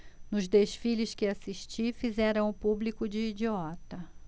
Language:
Portuguese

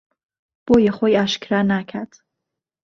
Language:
Central Kurdish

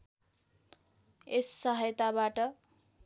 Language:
Nepali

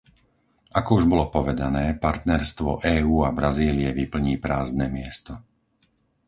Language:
Slovak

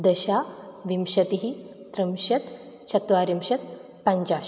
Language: Sanskrit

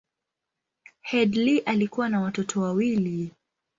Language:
Swahili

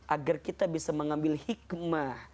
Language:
Indonesian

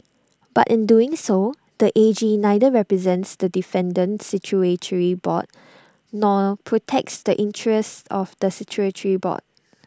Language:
English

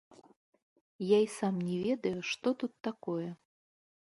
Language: Belarusian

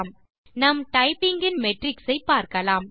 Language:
Tamil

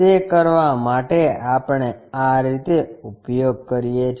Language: Gujarati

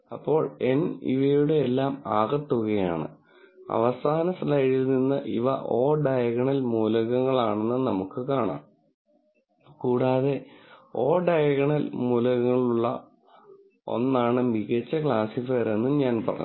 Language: Malayalam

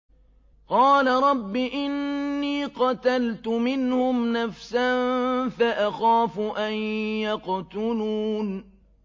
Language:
Arabic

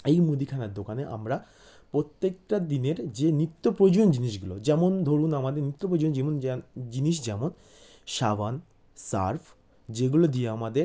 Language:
Bangla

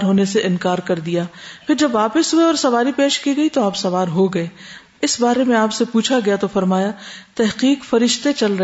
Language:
Urdu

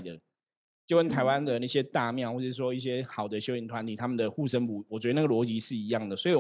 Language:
Chinese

